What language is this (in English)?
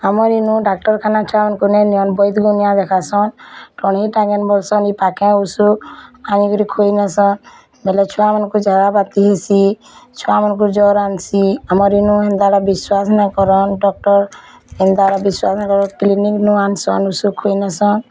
Odia